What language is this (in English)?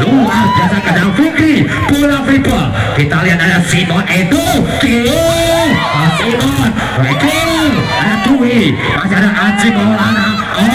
Indonesian